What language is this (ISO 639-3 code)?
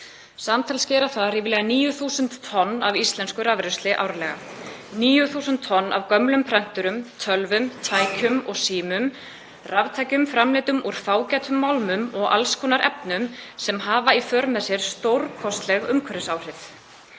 isl